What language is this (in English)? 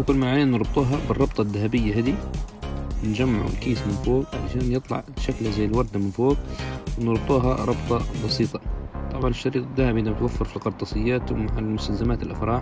Arabic